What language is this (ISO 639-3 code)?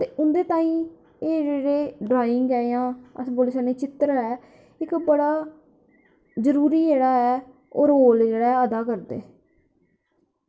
doi